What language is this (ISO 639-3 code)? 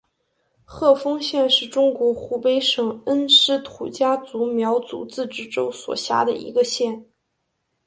zho